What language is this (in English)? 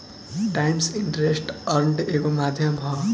Bhojpuri